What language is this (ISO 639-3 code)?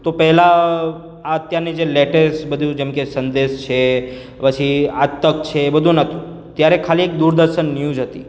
guj